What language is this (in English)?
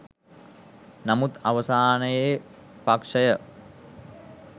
Sinhala